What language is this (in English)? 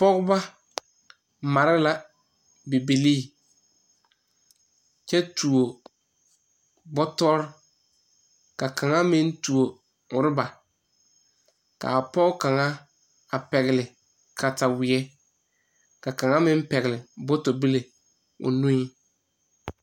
Southern Dagaare